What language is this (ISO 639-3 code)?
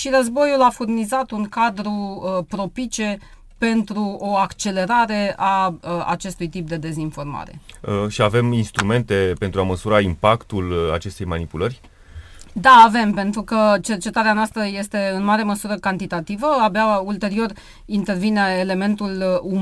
ron